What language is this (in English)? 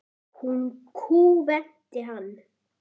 Icelandic